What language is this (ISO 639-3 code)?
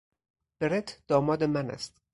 fas